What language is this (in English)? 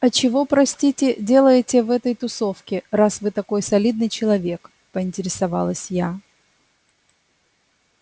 Russian